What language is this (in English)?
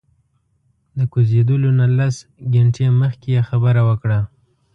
Pashto